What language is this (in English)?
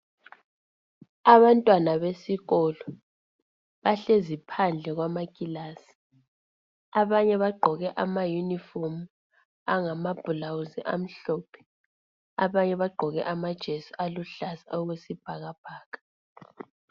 North Ndebele